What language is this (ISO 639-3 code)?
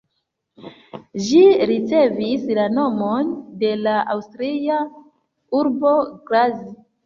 epo